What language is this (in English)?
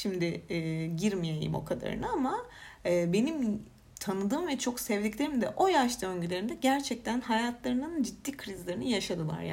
Turkish